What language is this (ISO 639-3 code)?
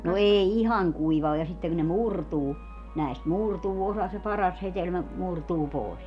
fin